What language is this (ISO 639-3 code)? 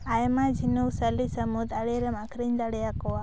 sat